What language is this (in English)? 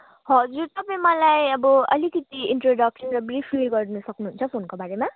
Nepali